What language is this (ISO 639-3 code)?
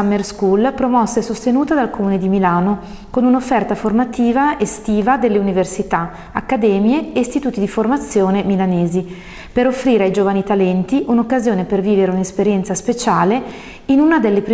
ita